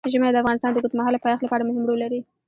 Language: Pashto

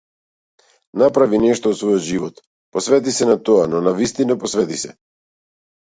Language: Macedonian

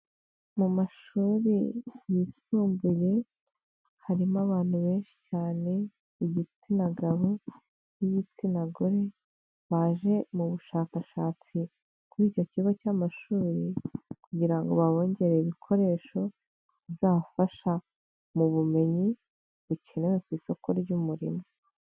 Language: Kinyarwanda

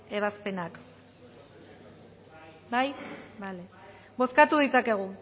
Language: Basque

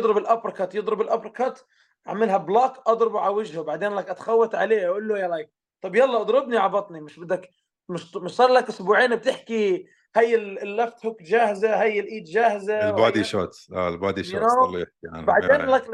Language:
Arabic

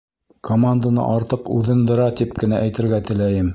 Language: Bashkir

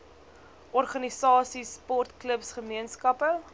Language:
Afrikaans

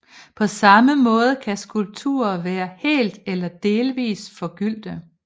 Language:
Danish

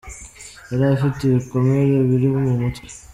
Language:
Kinyarwanda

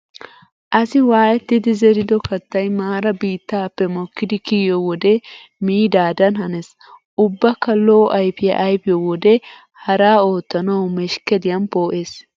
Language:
Wolaytta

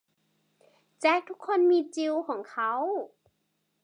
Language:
Thai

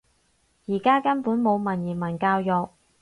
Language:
Cantonese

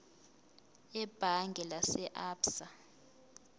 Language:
Zulu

